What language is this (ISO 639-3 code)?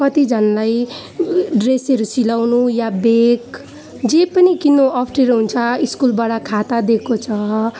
nep